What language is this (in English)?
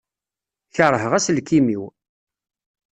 Kabyle